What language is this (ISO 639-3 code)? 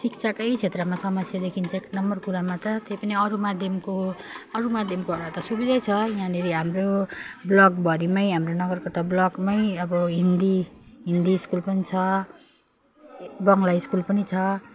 nep